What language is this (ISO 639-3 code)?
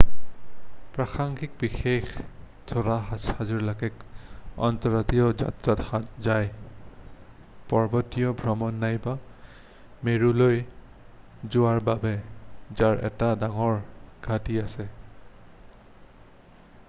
asm